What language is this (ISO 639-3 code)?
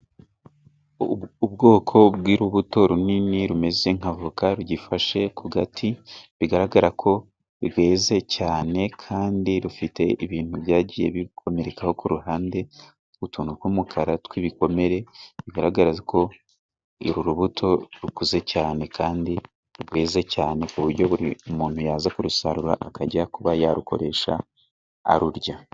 kin